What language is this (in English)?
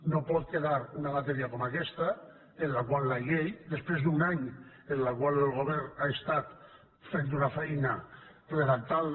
Catalan